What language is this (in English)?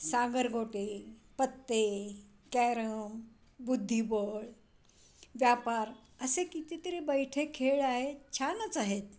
Marathi